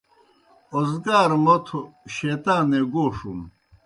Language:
Kohistani Shina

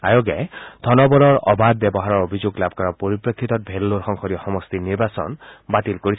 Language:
Assamese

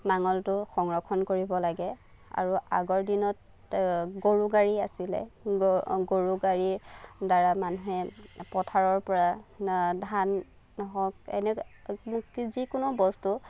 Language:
Assamese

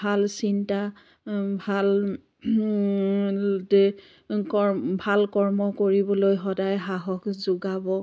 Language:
Assamese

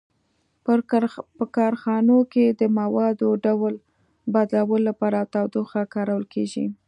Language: Pashto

